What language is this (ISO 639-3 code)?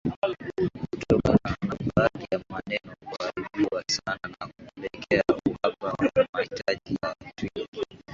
swa